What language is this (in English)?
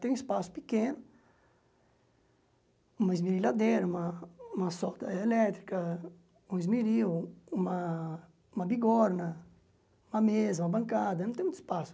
Portuguese